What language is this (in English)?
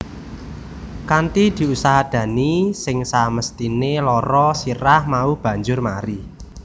Javanese